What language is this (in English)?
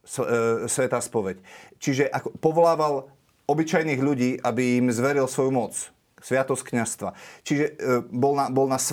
Slovak